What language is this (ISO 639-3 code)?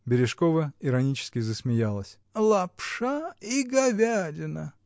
rus